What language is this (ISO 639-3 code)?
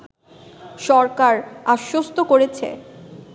ben